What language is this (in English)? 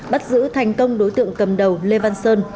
Vietnamese